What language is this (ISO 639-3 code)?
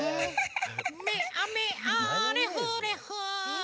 jpn